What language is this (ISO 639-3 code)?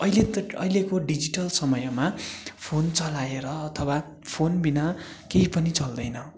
nep